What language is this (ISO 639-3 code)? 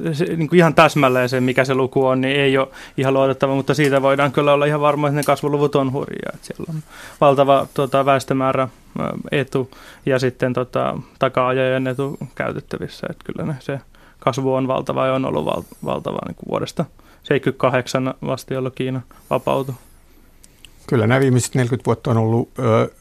fin